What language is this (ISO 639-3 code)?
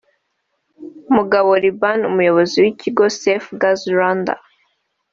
kin